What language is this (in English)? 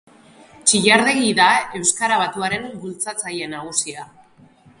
Basque